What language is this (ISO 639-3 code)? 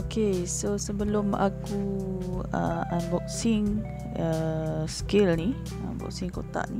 msa